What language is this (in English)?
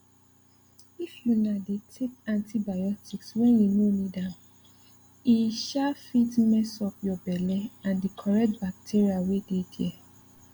Nigerian Pidgin